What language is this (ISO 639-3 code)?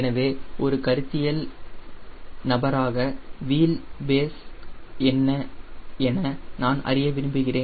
tam